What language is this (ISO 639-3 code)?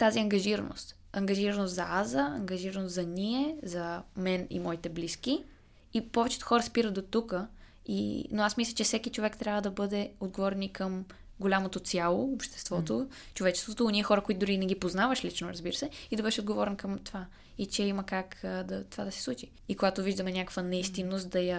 bul